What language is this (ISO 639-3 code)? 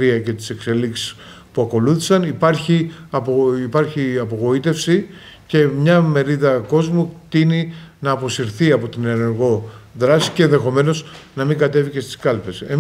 ell